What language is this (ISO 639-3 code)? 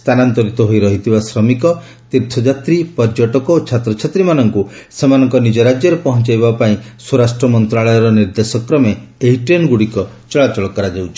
ori